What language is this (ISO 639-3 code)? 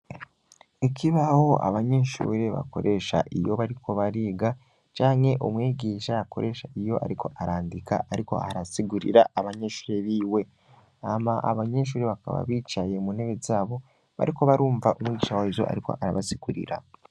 run